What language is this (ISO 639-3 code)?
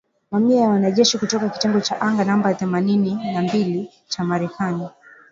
swa